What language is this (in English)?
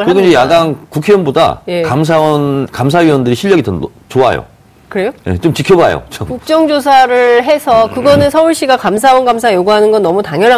Korean